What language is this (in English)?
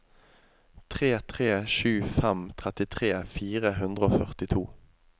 Norwegian